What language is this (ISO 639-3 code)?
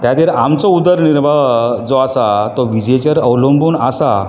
kok